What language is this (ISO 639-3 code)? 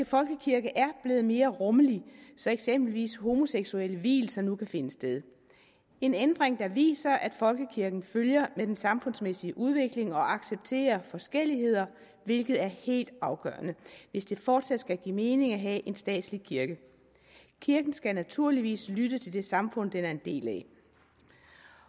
dan